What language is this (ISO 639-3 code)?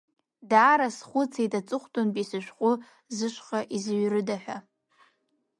abk